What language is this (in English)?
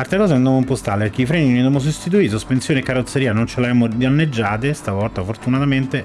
Italian